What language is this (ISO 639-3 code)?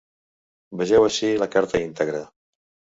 cat